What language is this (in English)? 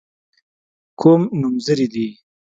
Pashto